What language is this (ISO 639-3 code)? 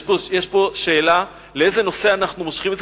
heb